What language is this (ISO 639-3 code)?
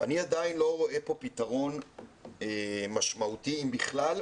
heb